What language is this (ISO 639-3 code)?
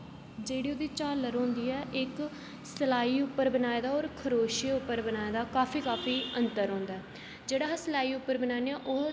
doi